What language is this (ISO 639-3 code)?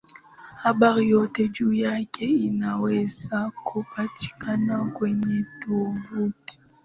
swa